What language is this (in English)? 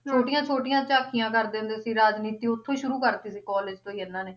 Punjabi